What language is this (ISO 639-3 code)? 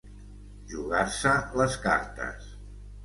cat